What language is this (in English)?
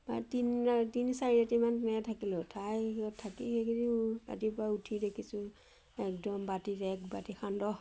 Assamese